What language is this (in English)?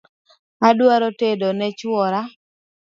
Luo (Kenya and Tanzania)